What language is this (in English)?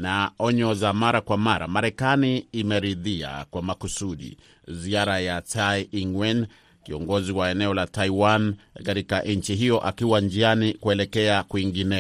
Swahili